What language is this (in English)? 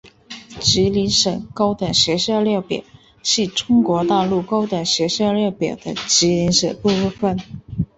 Chinese